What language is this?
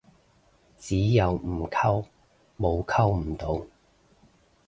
Cantonese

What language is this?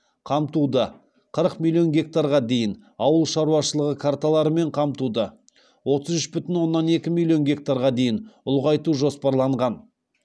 Kazakh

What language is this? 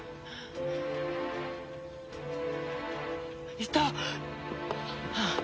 Japanese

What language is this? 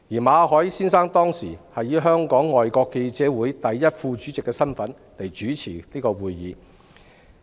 Cantonese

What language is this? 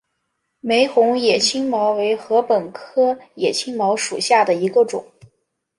Chinese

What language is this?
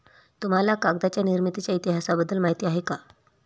Marathi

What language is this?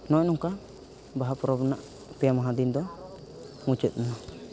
Santali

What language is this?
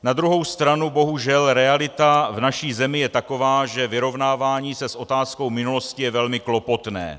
Czech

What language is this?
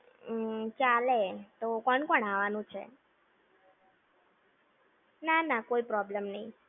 Gujarati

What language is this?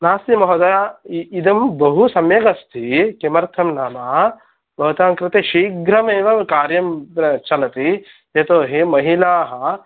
Sanskrit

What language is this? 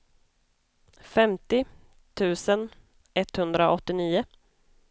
Swedish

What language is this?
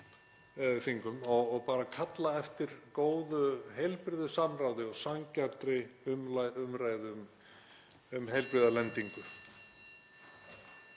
Icelandic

